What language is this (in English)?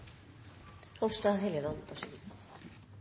Norwegian Bokmål